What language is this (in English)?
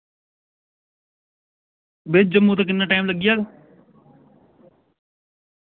Dogri